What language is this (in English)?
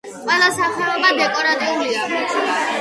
Georgian